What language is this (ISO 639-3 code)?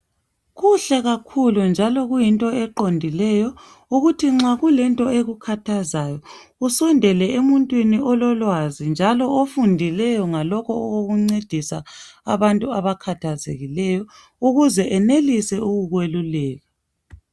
nde